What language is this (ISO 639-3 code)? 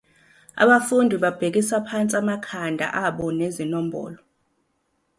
zul